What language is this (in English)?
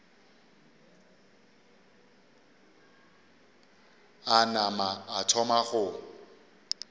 Northern Sotho